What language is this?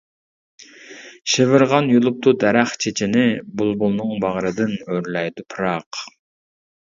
Uyghur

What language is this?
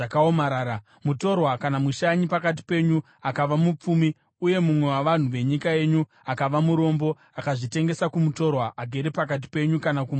Shona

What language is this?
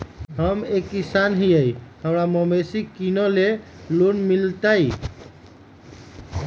Magahi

